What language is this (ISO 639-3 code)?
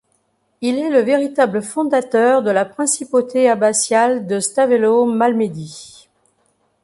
fra